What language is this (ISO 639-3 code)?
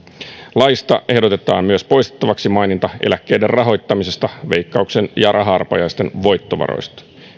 fin